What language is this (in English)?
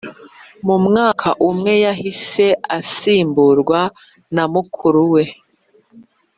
Kinyarwanda